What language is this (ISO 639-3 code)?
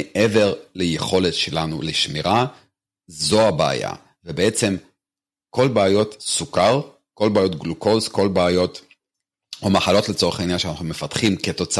heb